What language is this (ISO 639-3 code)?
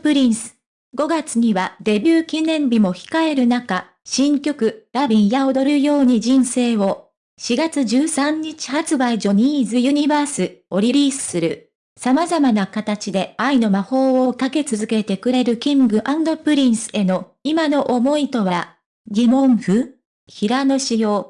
jpn